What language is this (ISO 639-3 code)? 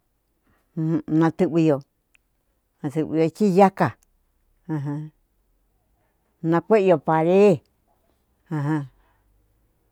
xtu